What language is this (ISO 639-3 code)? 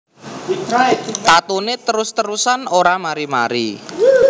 jav